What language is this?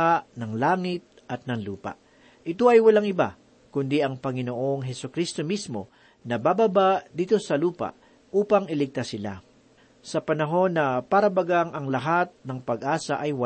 Filipino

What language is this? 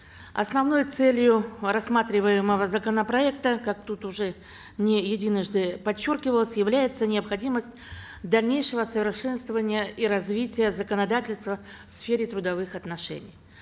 Kazakh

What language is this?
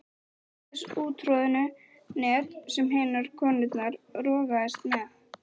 Icelandic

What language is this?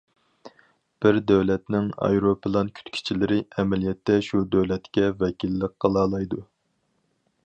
Uyghur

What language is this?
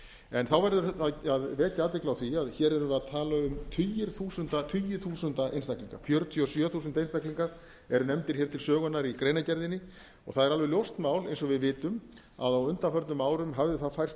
Icelandic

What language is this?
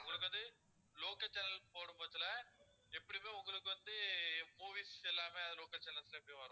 Tamil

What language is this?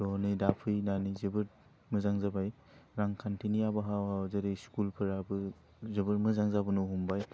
Bodo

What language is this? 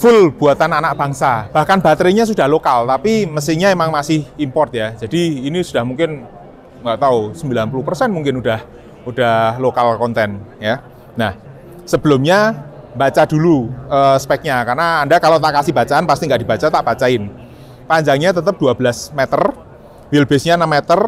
Indonesian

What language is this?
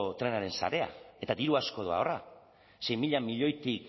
Basque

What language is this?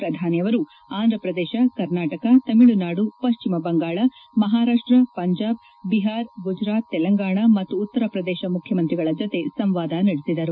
Kannada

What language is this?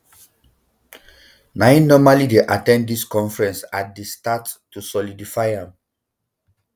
Nigerian Pidgin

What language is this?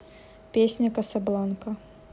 Russian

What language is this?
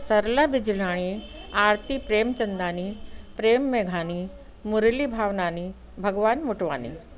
Sindhi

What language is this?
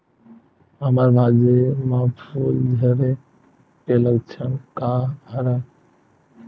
Chhattisgarhi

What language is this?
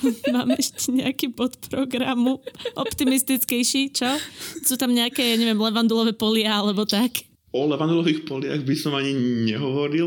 Slovak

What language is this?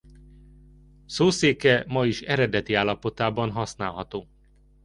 Hungarian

